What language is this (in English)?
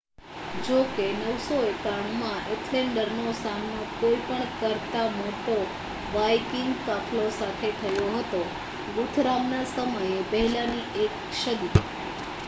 Gujarati